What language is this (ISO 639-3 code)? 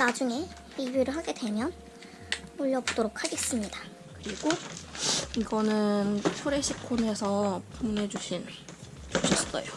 kor